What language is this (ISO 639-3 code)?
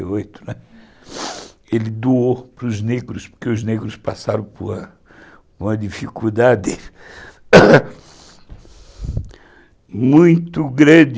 por